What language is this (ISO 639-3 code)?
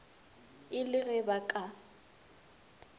nso